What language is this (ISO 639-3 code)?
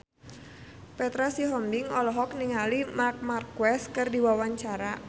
sun